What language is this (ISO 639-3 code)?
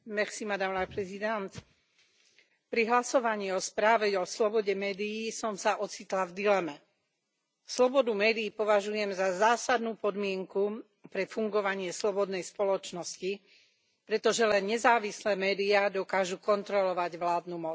slk